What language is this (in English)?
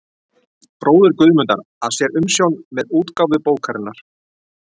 Icelandic